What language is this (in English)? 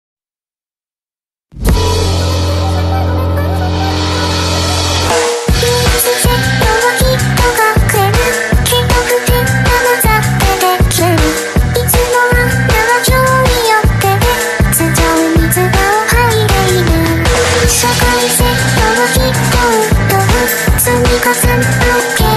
Indonesian